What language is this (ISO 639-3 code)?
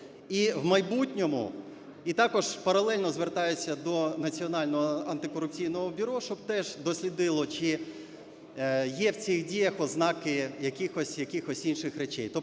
ukr